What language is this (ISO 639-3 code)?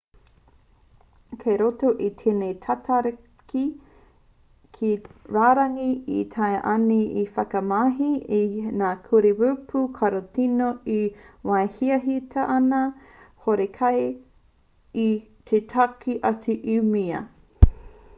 mri